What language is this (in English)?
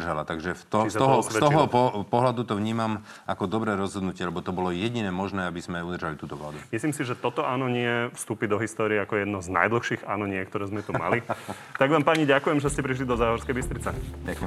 Slovak